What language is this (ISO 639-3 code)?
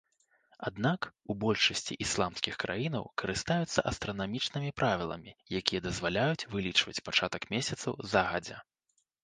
bel